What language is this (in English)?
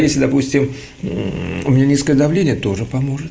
Russian